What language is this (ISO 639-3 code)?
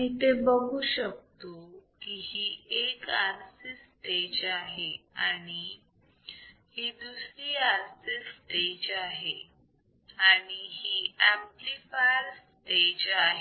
mar